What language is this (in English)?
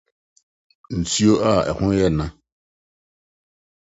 Akan